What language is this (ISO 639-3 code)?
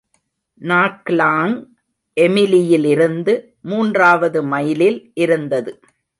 tam